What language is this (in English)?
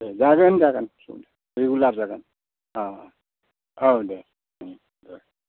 Bodo